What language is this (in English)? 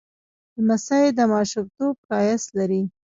Pashto